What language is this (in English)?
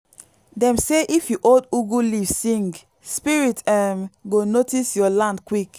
Nigerian Pidgin